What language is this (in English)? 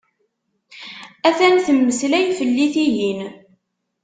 Kabyle